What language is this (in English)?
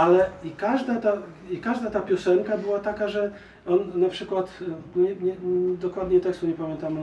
Polish